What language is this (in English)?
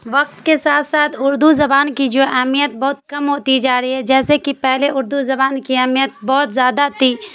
Urdu